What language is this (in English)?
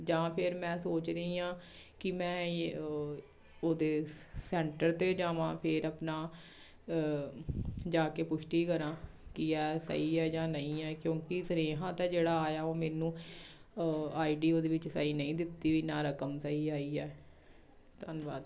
Punjabi